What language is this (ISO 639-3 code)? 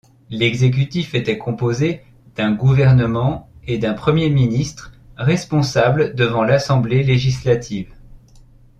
fra